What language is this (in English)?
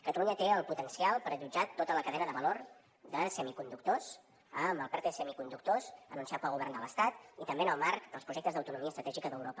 Catalan